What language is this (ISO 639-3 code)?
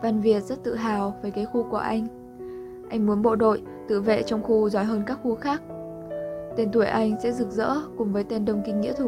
vie